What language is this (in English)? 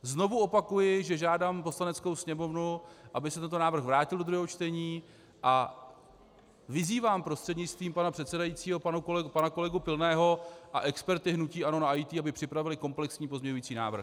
Czech